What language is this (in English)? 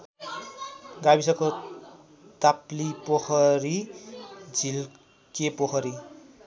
Nepali